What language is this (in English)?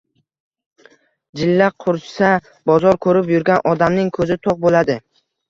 Uzbek